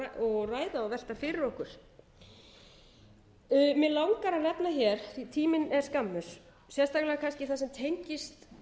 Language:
Icelandic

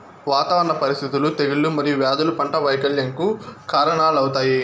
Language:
Telugu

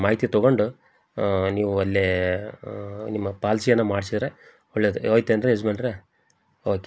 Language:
Kannada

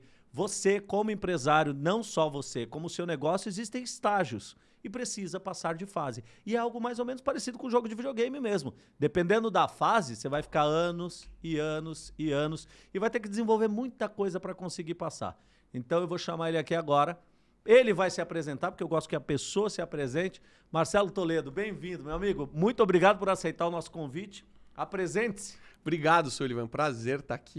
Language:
Portuguese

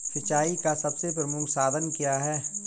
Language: Hindi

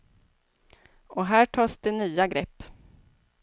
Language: Swedish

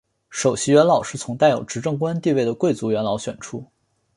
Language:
Chinese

